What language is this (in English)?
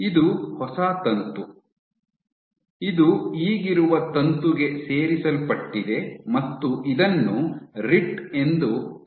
Kannada